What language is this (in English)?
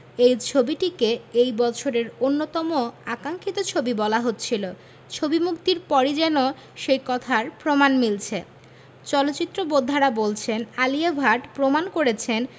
Bangla